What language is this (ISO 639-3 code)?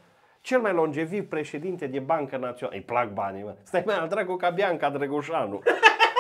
ron